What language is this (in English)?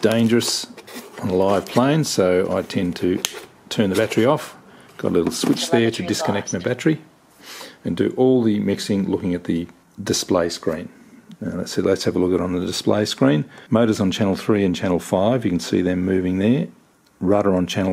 English